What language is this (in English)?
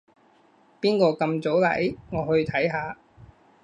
Cantonese